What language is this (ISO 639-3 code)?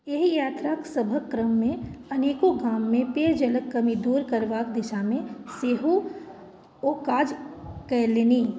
mai